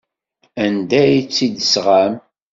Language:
Kabyle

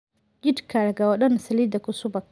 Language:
Somali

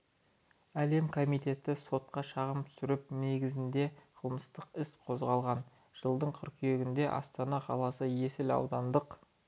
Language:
Kazakh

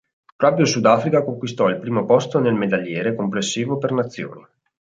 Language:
Italian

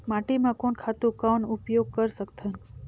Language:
Chhattisgarhi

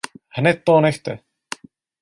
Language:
Czech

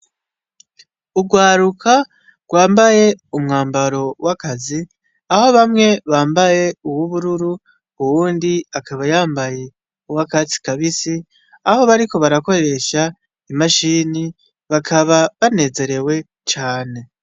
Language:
Rundi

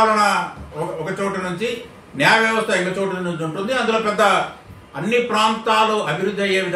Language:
Hindi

